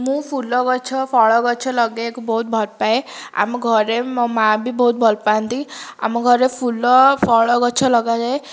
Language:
Odia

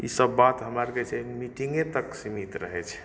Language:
Maithili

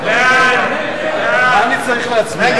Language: Hebrew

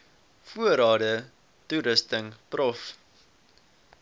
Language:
Afrikaans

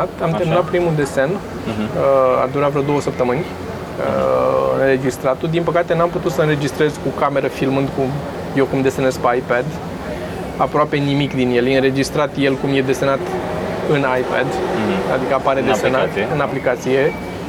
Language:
Romanian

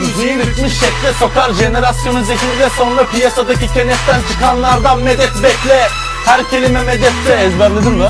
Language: Turkish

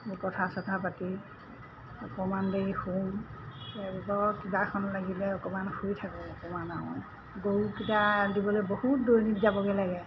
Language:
Assamese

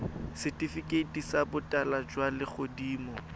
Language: Tswana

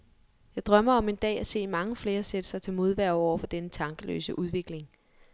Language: Danish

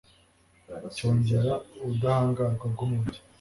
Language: Kinyarwanda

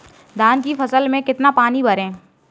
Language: Hindi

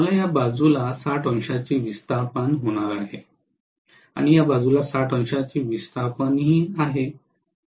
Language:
Marathi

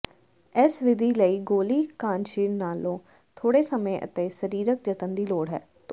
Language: Punjabi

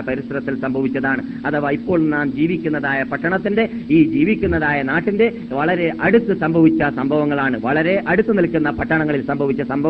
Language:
Malayalam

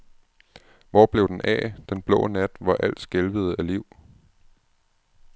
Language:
Danish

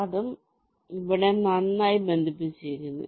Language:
Malayalam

